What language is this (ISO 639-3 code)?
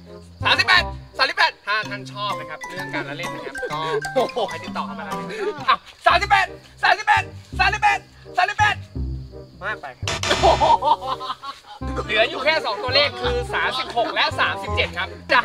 tha